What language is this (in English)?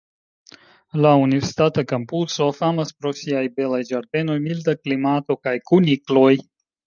Esperanto